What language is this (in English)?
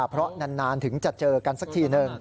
Thai